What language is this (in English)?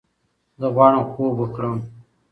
Pashto